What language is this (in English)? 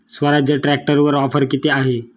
Marathi